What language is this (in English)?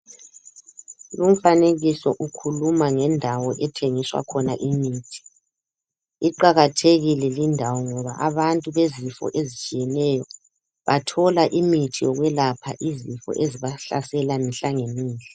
North Ndebele